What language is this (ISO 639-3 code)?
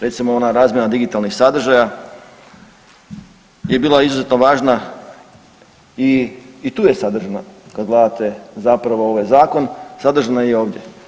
hrv